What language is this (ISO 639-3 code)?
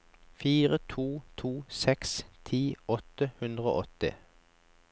nor